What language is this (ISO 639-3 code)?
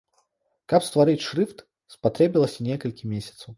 bel